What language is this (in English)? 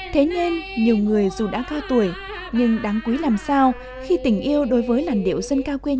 Vietnamese